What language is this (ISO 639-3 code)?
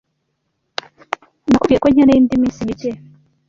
kin